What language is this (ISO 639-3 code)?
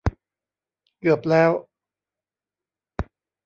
tha